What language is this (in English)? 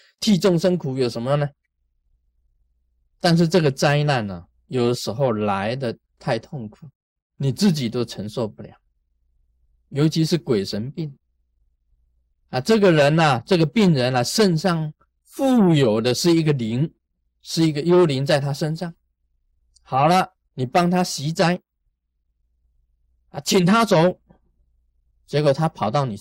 Chinese